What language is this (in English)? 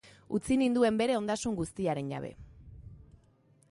Basque